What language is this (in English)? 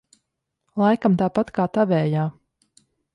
Latvian